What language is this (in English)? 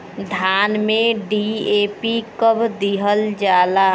Bhojpuri